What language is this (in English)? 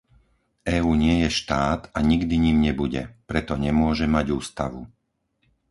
Slovak